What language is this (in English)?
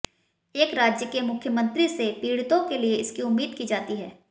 Hindi